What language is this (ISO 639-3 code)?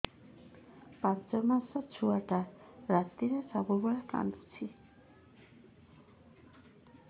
ori